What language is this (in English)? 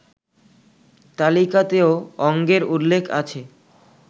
Bangla